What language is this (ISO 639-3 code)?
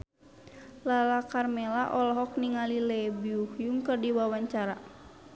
sun